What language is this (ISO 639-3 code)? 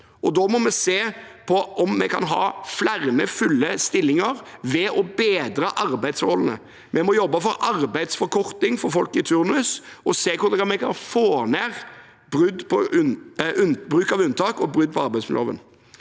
nor